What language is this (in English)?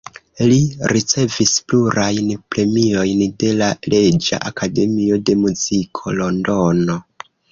Esperanto